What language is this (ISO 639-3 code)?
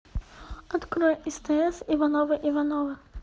rus